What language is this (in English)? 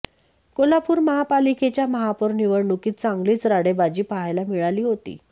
Marathi